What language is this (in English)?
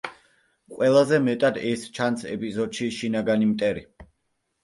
Georgian